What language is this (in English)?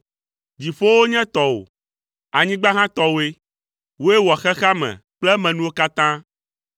Ewe